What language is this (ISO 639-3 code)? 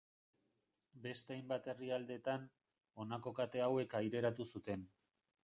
eus